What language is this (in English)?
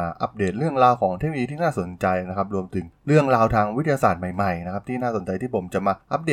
Thai